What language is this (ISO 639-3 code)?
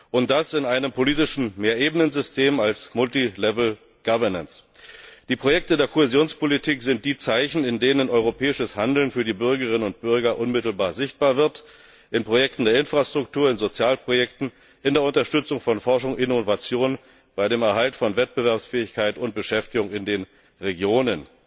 deu